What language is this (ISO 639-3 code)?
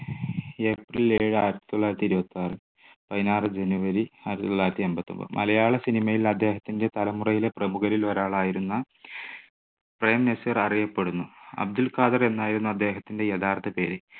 mal